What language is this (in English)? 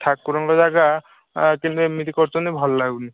Odia